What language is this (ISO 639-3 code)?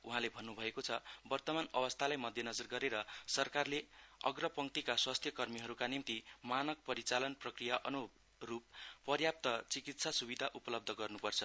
nep